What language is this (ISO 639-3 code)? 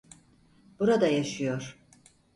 tur